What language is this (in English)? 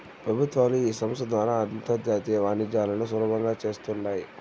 Telugu